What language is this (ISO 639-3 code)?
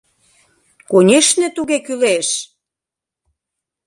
chm